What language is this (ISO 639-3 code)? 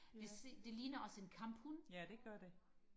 dan